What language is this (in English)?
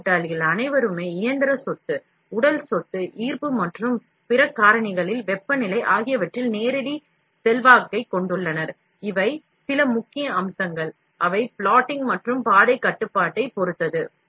Tamil